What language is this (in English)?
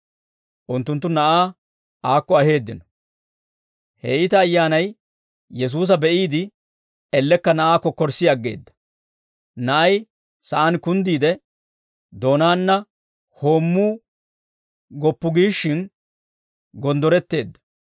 Dawro